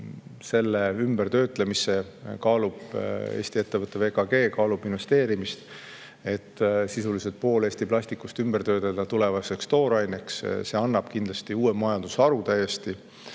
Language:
Estonian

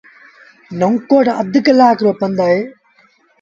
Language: Sindhi Bhil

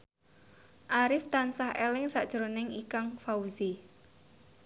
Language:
Javanese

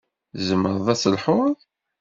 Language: Kabyle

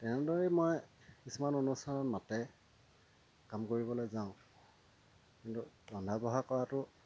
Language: Assamese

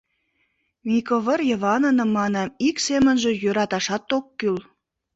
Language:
Mari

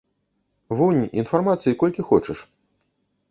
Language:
Belarusian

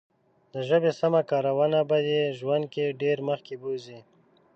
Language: Pashto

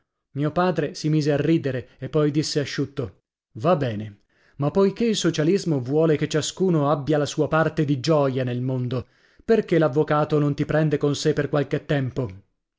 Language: Italian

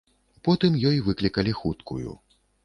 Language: Belarusian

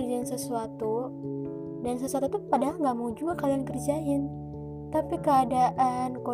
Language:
Indonesian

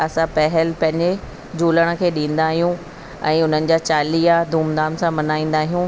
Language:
Sindhi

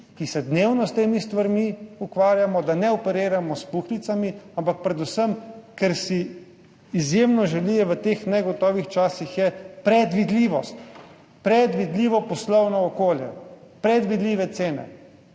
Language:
Slovenian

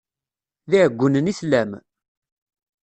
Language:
Kabyle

